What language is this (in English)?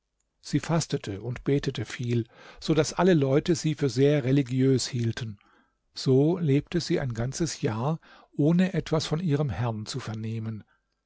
German